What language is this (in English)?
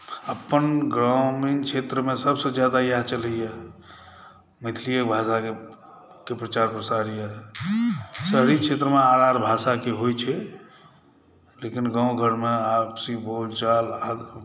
Maithili